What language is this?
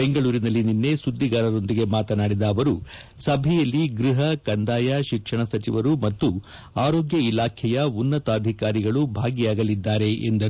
Kannada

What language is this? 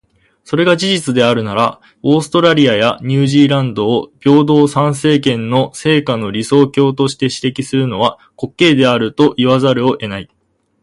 Japanese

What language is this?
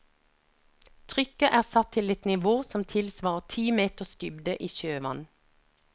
Norwegian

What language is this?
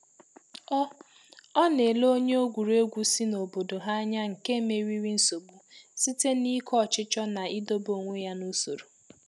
Igbo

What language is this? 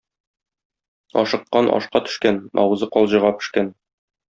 Tatar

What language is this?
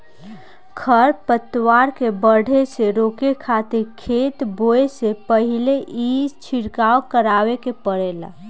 Bhojpuri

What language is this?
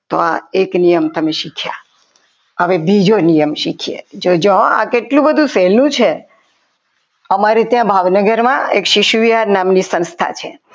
Gujarati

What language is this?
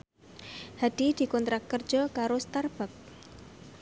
Javanese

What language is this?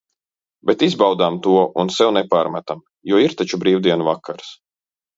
Latvian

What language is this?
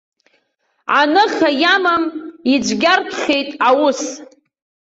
Abkhazian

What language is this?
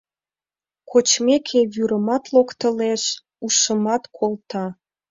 Mari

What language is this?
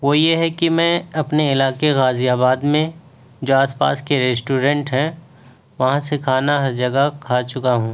Urdu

